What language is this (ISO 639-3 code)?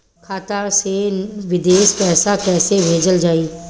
bho